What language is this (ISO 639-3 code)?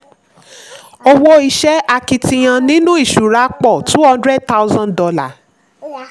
yor